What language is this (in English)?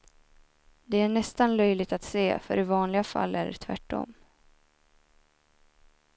Swedish